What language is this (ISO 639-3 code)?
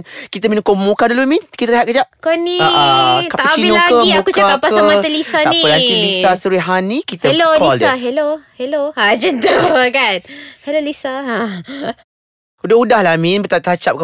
msa